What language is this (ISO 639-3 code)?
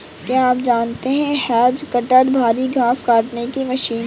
hin